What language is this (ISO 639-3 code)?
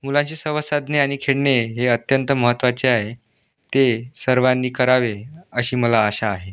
mar